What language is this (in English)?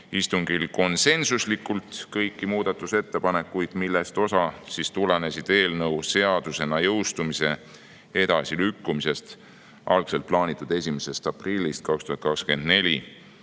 Estonian